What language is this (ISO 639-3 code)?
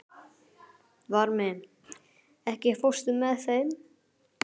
isl